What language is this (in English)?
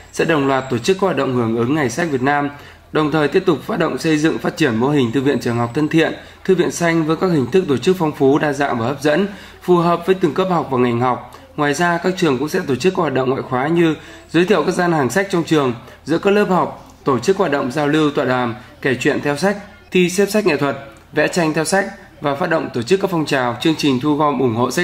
Vietnamese